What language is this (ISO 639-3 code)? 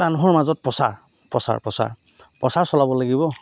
asm